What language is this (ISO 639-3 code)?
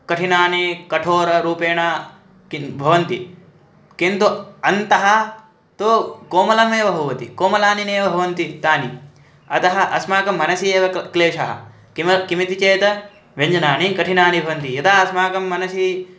san